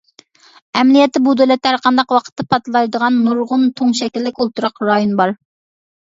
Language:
Uyghur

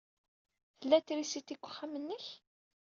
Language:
Kabyle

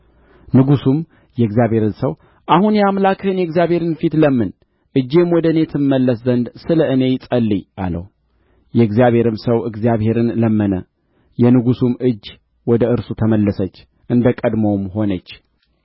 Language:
Amharic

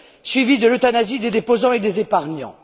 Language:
French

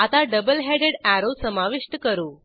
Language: Marathi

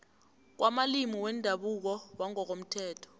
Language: South Ndebele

